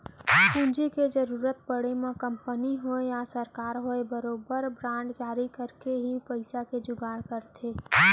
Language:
Chhattisgarhi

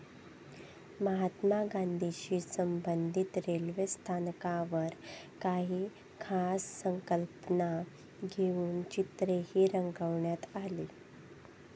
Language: Marathi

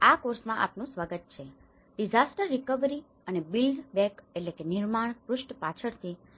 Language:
Gujarati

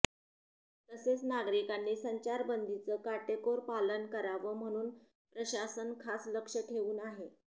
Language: Marathi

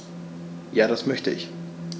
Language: German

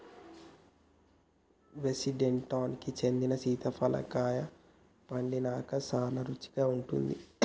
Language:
Telugu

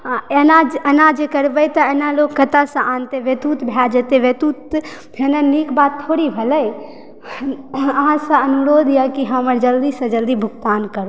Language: Maithili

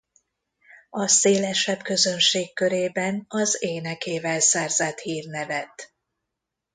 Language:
Hungarian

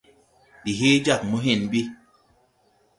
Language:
Tupuri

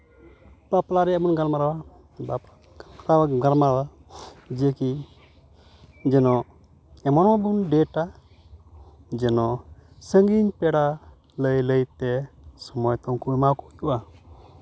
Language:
Santali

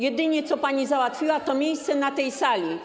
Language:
Polish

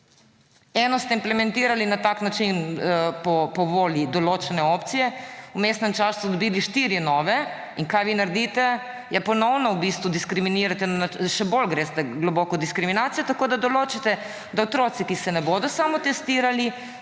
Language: Slovenian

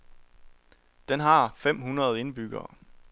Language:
Danish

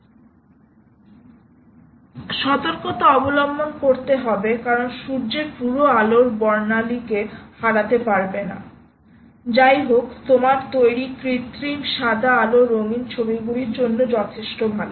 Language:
Bangla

